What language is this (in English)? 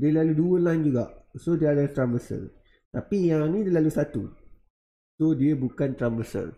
Malay